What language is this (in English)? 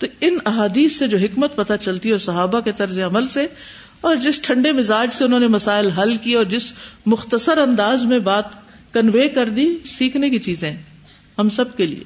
Urdu